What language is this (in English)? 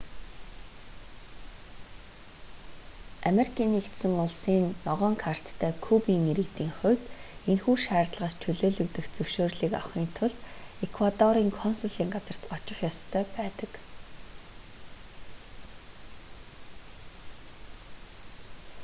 Mongolian